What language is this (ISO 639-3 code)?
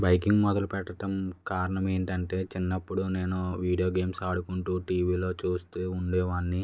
tel